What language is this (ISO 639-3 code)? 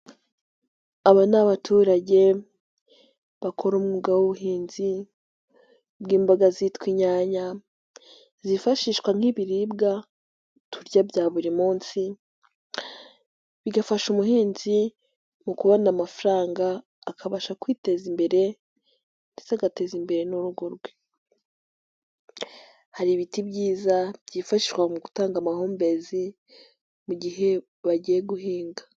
kin